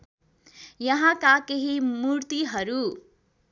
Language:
Nepali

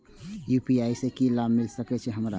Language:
Maithili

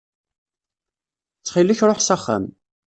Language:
Kabyle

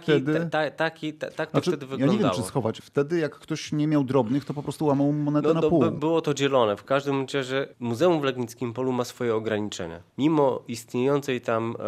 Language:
Polish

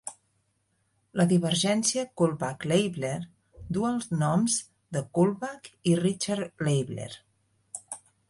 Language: Catalan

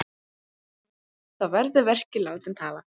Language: Icelandic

